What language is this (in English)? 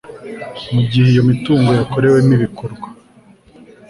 Kinyarwanda